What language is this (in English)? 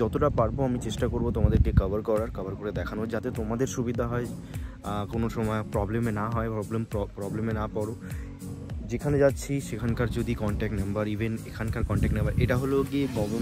Hindi